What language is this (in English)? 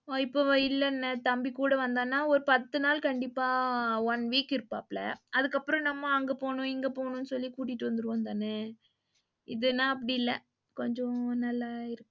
Tamil